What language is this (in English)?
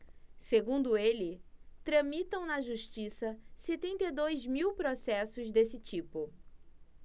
Portuguese